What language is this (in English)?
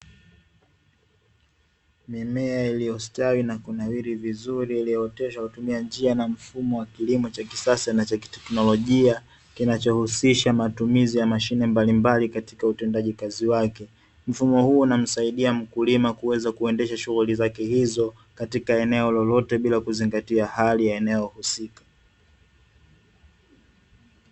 Swahili